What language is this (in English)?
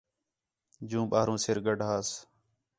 Khetrani